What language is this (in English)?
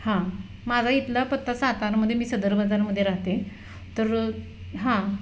Marathi